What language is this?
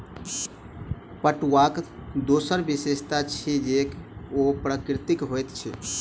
Maithili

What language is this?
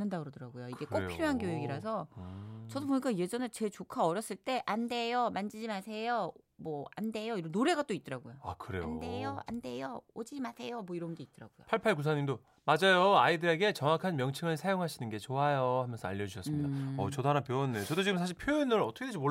Korean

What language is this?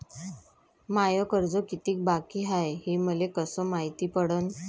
Marathi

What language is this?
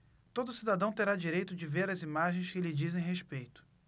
Portuguese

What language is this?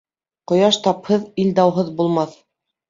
Bashkir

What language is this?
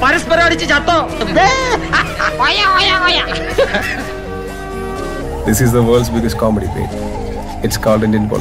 Turkish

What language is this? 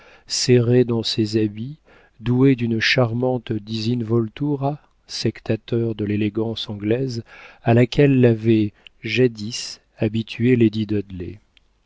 French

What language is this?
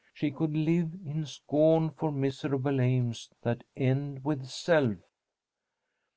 English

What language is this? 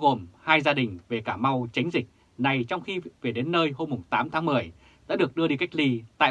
Vietnamese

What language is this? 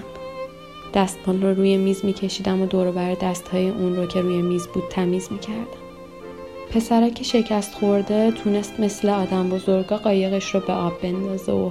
Persian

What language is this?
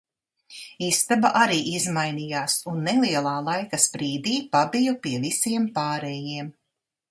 Latvian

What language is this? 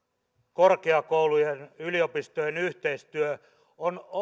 Finnish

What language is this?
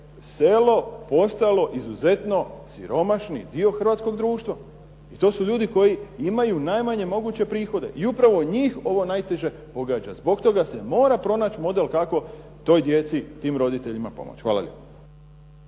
Croatian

